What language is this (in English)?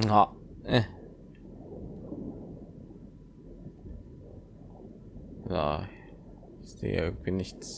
German